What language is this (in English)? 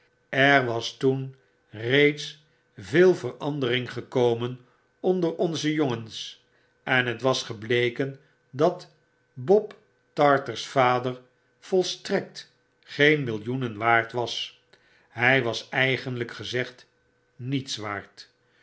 Dutch